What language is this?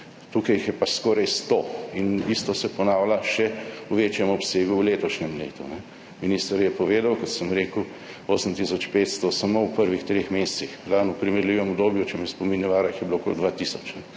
Slovenian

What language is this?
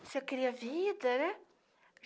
Portuguese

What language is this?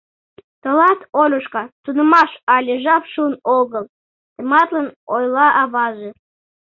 Mari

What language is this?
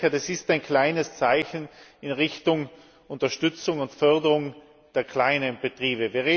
German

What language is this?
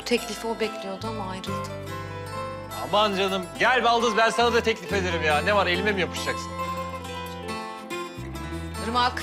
Turkish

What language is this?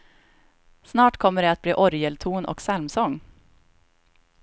Swedish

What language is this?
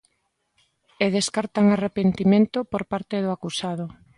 Galician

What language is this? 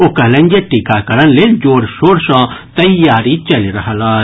Maithili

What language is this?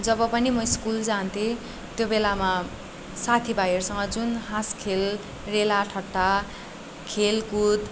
Nepali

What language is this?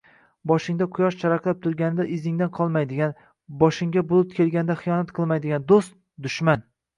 Uzbek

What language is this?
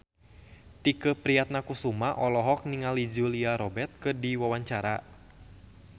Sundanese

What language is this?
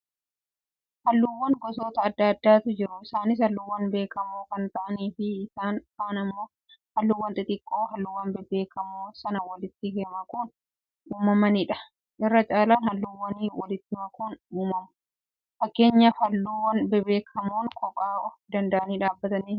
Oromo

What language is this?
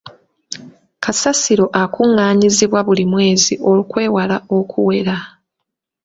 Ganda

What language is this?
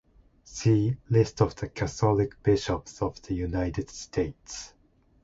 English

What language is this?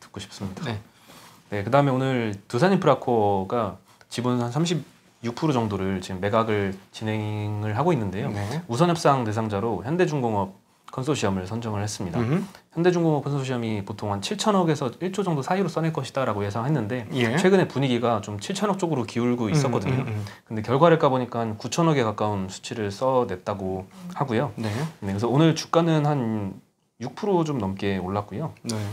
Korean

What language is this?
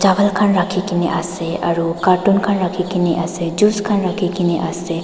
Naga Pidgin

